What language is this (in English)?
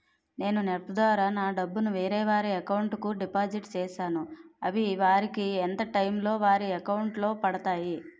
Telugu